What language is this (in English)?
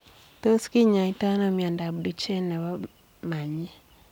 Kalenjin